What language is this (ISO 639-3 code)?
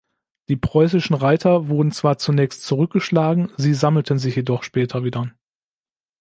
deu